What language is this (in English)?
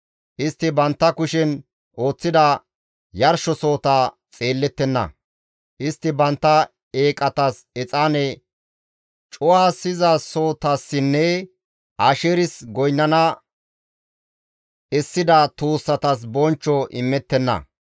Gamo